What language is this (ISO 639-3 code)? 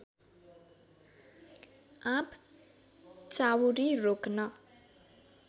nep